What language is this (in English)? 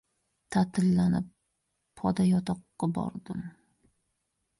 Uzbek